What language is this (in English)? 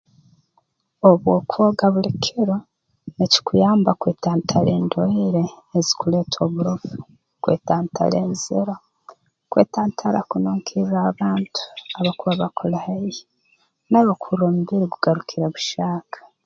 Tooro